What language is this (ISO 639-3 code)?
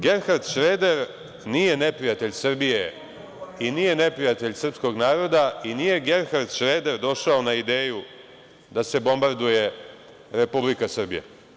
srp